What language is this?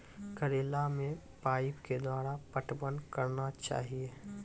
Maithili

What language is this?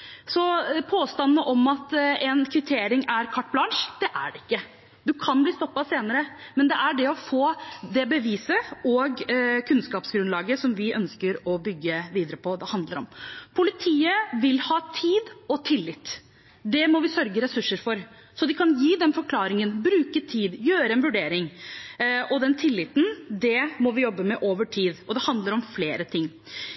Norwegian Bokmål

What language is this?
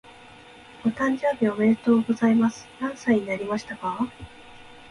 Japanese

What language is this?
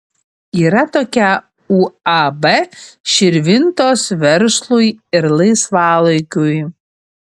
Lithuanian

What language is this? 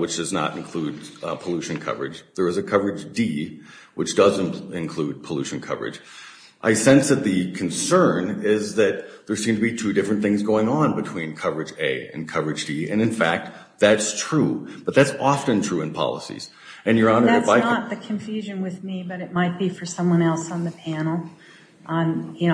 English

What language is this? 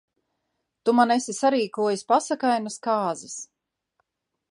Latvian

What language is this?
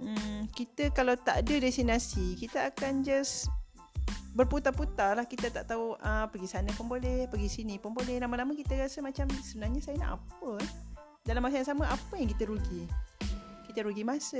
Malay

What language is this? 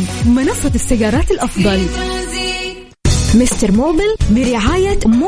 Arabic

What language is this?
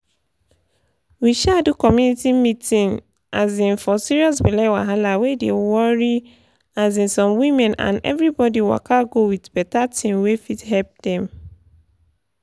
Nigerian Pidgin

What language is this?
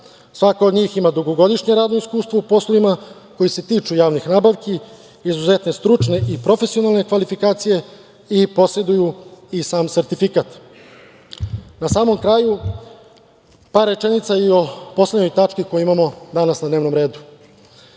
Serbian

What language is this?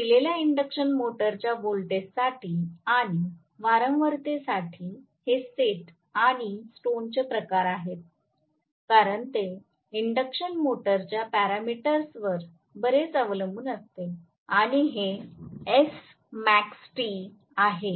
Marathi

